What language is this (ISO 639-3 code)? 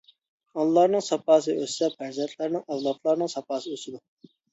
uig